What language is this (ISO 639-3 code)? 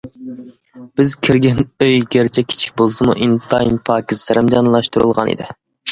uig